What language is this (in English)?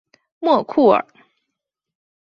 Chinese